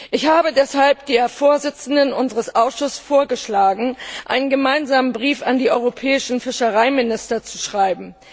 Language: German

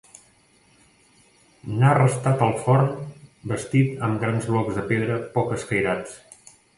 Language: Catalan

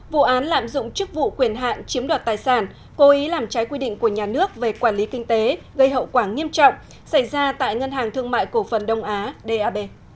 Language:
Vietnamese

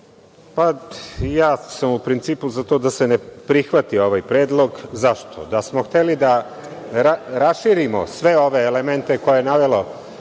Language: Serbian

